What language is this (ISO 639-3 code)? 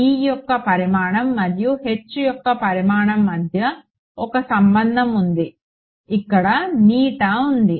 tel